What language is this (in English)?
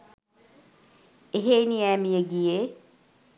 Sinhala